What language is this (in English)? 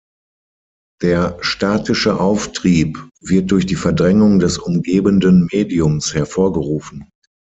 German